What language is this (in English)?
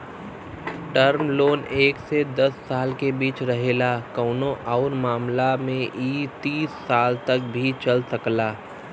Bhojpuri